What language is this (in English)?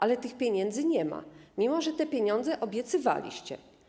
Polish